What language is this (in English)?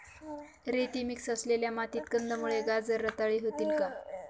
Marathi